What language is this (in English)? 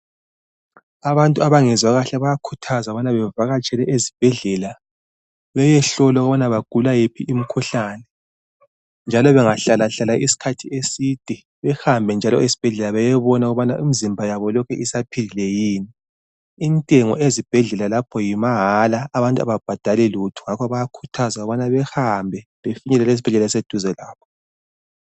North Ndebele